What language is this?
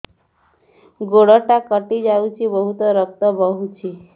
Odia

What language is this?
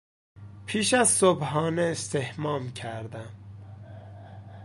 Persian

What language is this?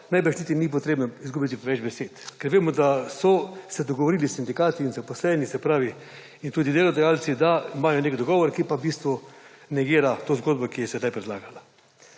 Slovenian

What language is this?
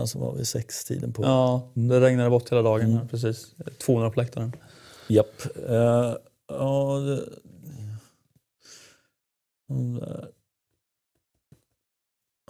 Swedish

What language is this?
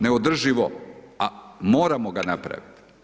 Croatian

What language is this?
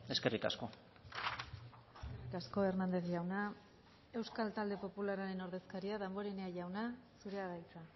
Basque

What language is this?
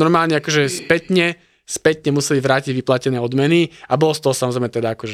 Slovak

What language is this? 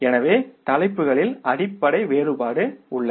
Tamil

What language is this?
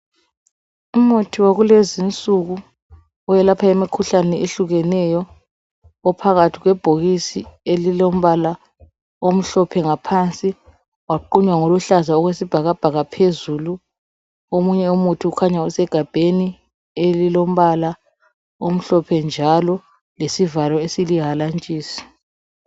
North Ndebele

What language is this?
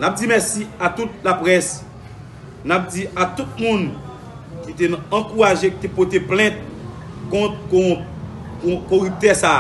French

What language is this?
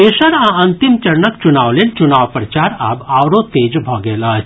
Maithili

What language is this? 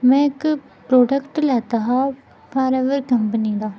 Dogri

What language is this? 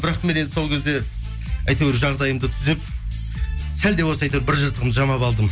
Kazakh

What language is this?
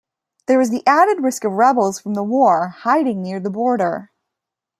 English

